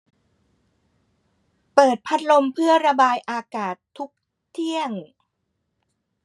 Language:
Thai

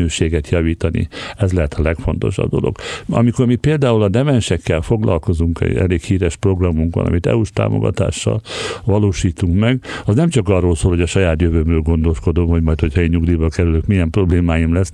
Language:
Hungarian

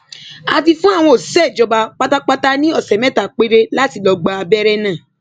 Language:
Yoruba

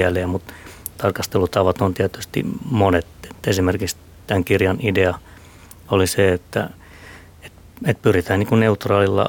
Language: Finnish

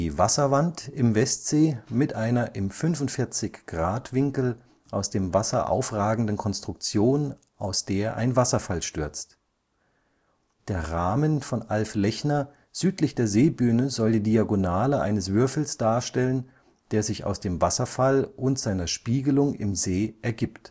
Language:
German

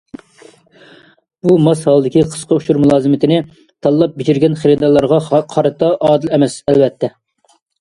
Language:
Uyghur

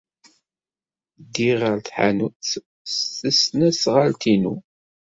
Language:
Kabyle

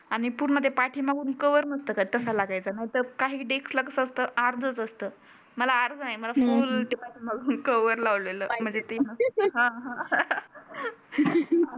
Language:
Marathi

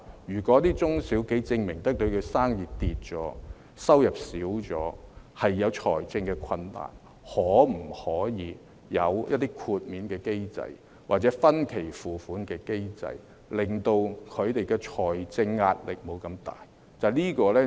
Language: Cantonese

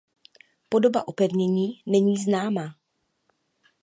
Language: Czech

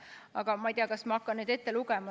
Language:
Estonian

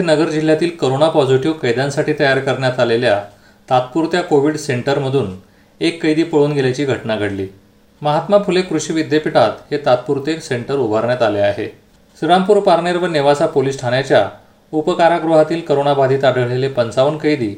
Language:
Marathi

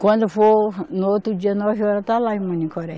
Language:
Portuguese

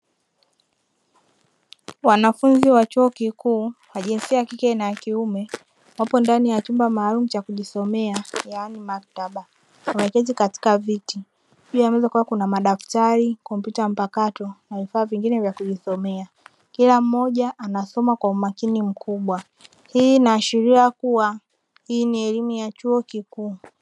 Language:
Swahili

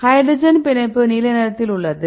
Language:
Tamil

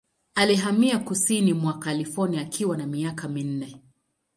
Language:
Swahili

